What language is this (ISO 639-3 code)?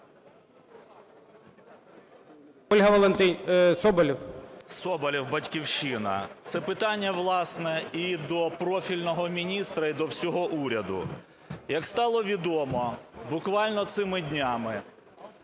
ukr